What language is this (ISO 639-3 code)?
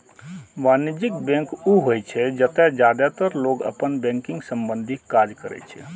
mai